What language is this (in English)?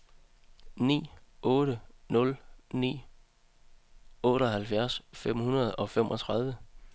Danish